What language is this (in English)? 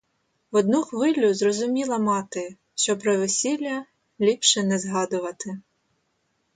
Ukrainian